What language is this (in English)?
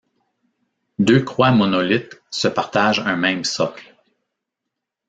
French